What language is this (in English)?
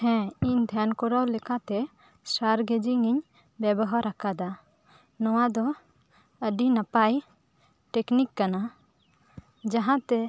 Santali